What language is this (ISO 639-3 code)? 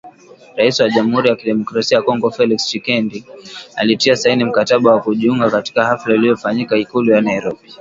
swa